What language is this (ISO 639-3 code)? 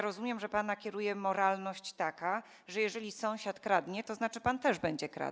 pol